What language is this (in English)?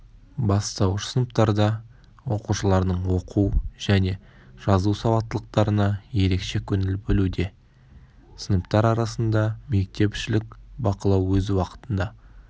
Kazakh